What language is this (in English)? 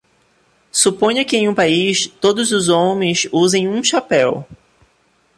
Portuguese